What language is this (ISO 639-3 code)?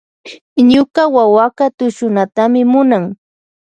qvj